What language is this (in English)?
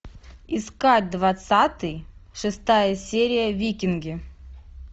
Russian